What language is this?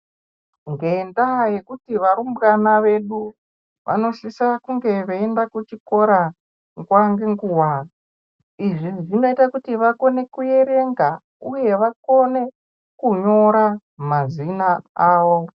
Ndau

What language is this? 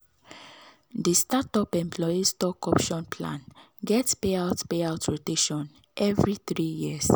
Nigerian Pidgin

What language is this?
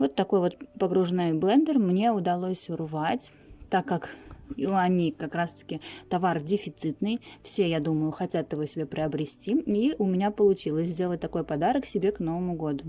Russian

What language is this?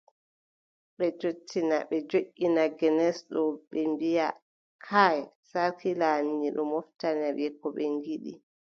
Adamawa Fulfulde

